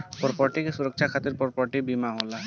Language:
Bhojpuri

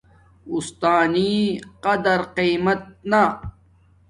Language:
Domaaki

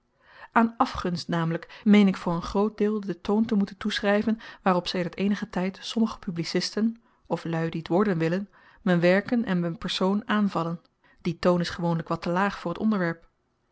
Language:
Dutch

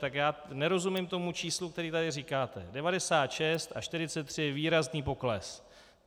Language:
Czech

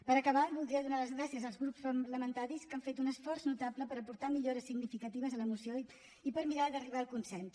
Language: Catalan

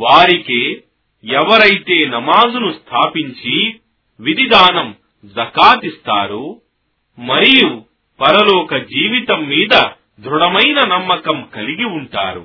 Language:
Telugu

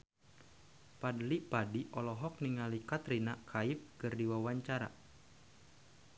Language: Sundanese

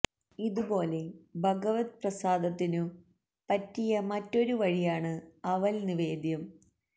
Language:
Malayalam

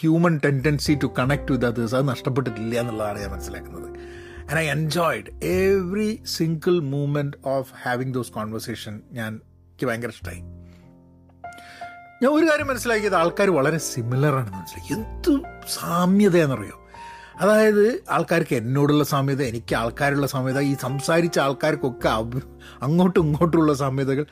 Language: Malayalam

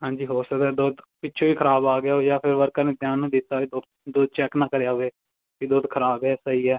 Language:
Punjabi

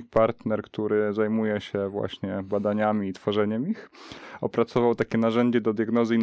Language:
Polish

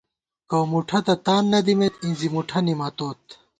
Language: Gawar-Bati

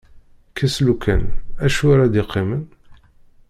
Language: Kabyle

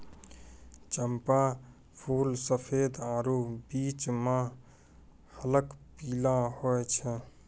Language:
Maithili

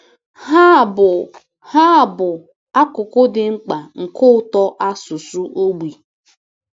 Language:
Igbo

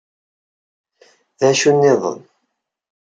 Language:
Kabyle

